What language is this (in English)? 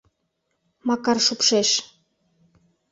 Mari